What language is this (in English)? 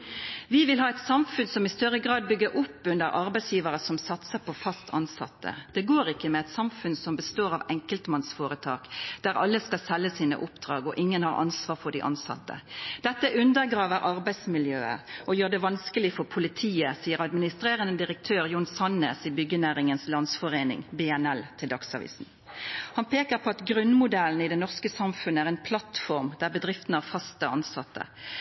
Norwegian Nynorsk